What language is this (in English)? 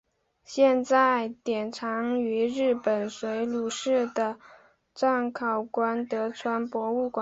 Chinese